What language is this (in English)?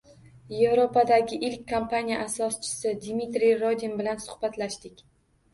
Uzbek